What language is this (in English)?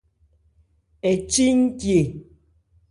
Ebrié